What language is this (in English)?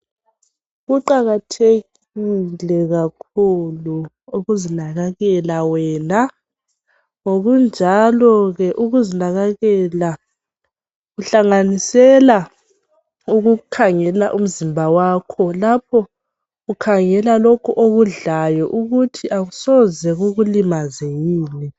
North Ndebele